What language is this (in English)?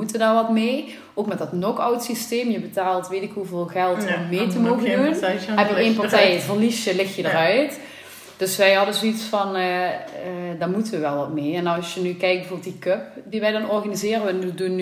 Dutch